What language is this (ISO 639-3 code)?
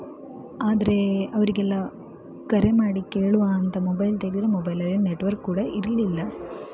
kan